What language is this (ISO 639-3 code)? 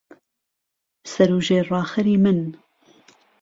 ckb